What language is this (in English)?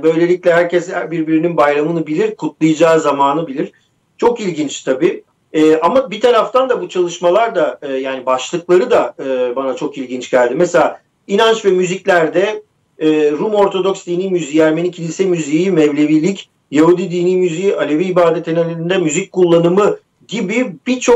Turkish